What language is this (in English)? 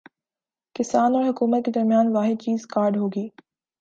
Urdu